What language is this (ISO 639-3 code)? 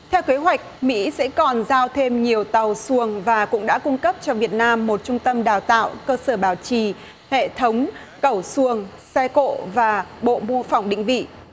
vie